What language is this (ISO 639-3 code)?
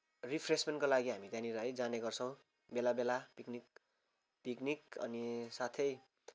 nep